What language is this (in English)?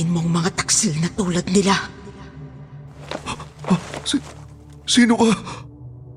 Filipino